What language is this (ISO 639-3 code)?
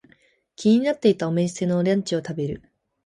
jpn